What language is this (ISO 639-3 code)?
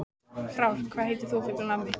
isl